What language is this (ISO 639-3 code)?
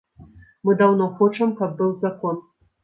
bel